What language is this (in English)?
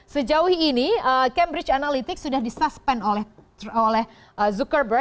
Indonesian